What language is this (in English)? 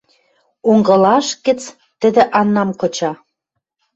Western Mari